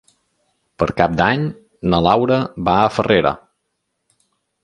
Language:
Catalan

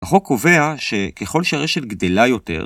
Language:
Hebrew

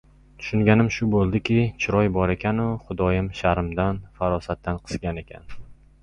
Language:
Uzbek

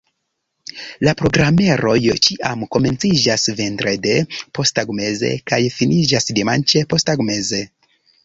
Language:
Esperanto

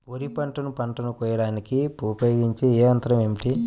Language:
Telugu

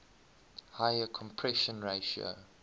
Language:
English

